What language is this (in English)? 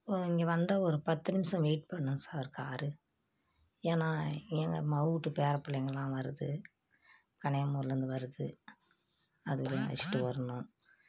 Tamil